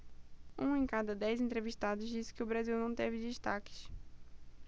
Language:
Portuguese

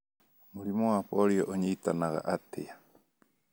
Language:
Kikuyu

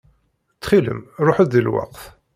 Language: Kabyle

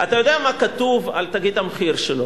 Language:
Hebrew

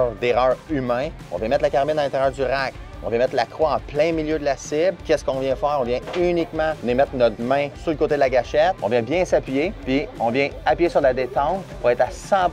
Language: French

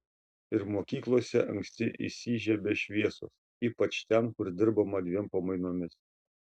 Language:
Lithuanian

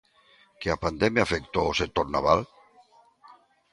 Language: Galician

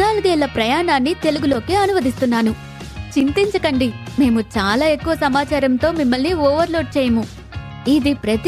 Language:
Telugu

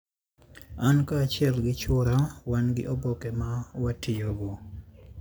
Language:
Luo (Kenya and Tanzania)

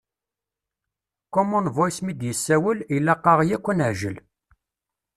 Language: Kabyle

